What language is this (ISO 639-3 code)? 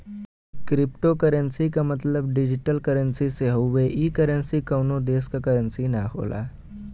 bho